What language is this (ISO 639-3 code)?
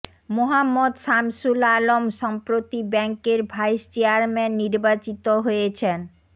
ben